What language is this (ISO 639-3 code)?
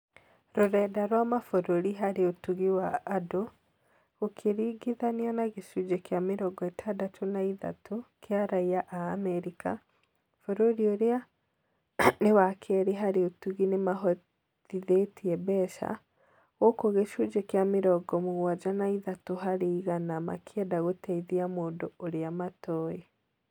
kik